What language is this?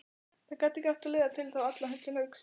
Icelandic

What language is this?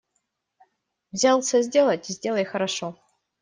Russian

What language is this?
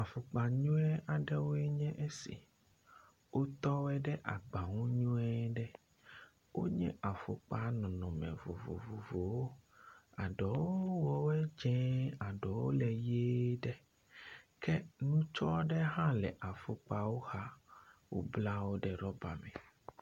Ewe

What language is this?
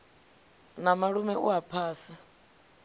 Venda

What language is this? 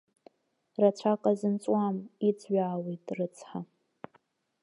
Abkhazian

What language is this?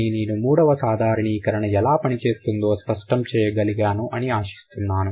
Telugu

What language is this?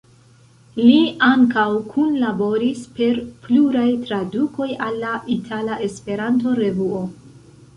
Esperanto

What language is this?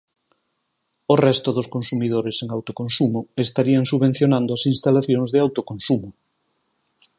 Galician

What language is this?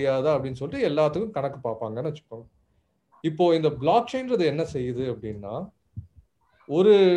Tamil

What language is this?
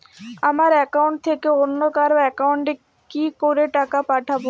Bangla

